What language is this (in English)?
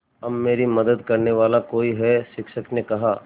Hindi